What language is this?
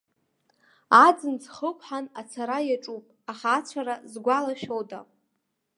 Abkhazian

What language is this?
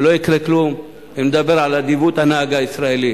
Hebrew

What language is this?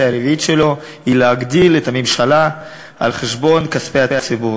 Hebrew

